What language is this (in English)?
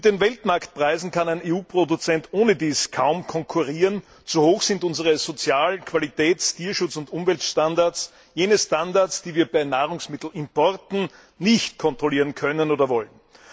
German